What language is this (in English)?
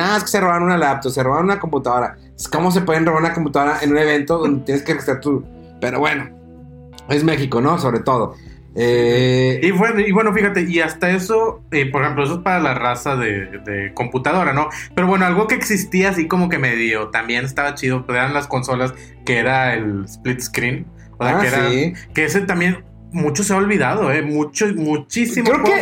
Spanish